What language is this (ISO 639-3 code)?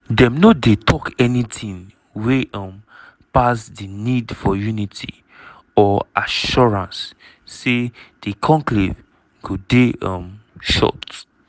pcm